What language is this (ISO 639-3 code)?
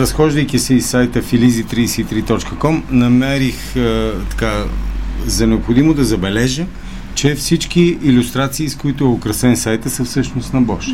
bul